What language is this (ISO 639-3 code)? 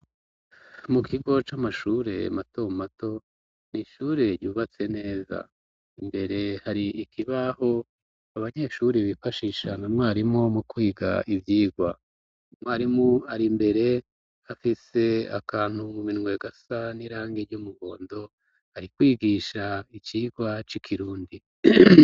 run